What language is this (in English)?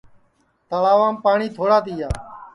Sansi